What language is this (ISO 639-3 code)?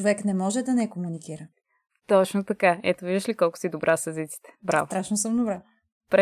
bul